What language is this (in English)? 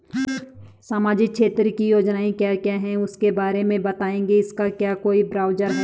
Hindi